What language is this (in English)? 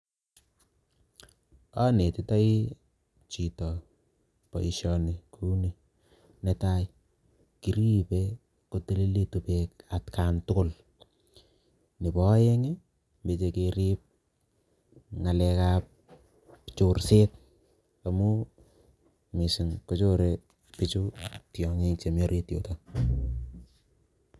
Kalenjin